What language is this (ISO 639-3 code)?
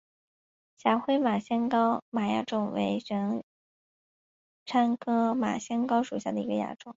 zho